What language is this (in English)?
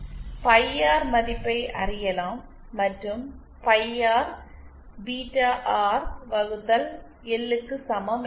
Tamil